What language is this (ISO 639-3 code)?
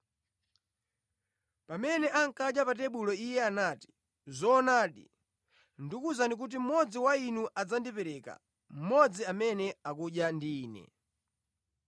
nya